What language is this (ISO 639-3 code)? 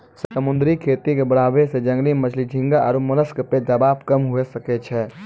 mai